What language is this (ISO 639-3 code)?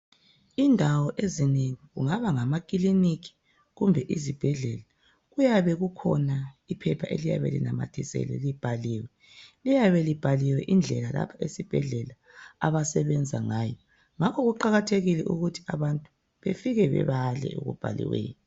nde